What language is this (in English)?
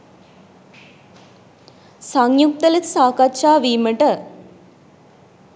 Sinhala